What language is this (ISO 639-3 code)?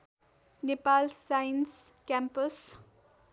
nep